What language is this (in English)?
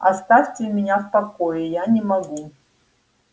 Russian